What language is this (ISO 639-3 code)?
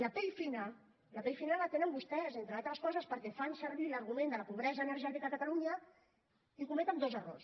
cat